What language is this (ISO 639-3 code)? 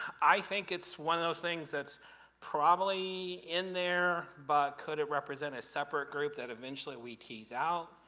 eng